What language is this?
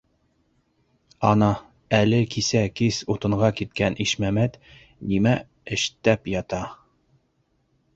Bashkir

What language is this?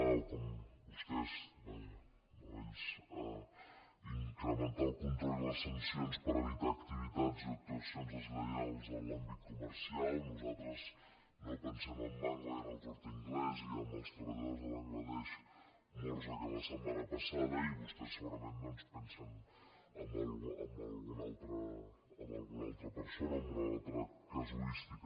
Catalan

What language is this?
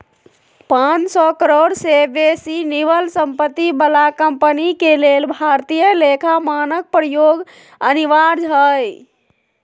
Magahi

